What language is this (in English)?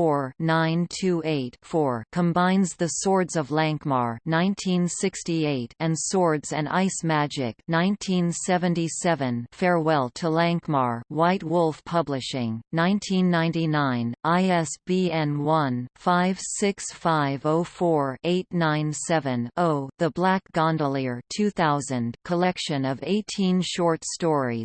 English